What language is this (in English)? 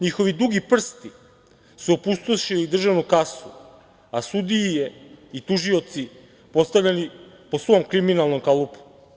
Serbian